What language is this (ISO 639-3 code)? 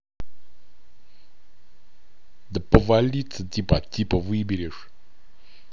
rus